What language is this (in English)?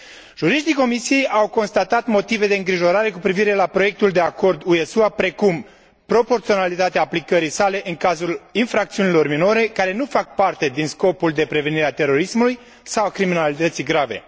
Romanian